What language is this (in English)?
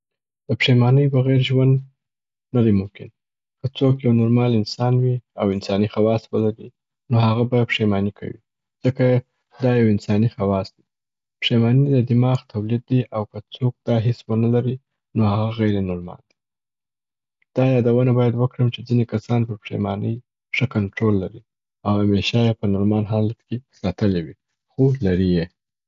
Southern Pashto